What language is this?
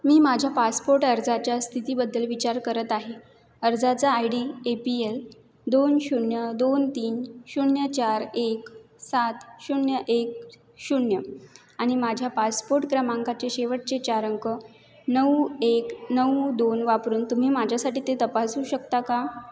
Marathi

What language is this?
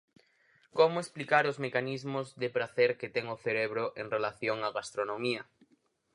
Galician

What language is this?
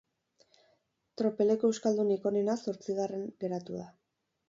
Basque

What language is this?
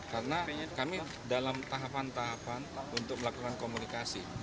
Indonesian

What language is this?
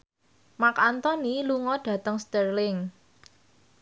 Javanese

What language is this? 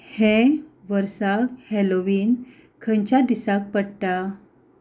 Konkani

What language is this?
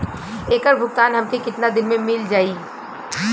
Bhojpuri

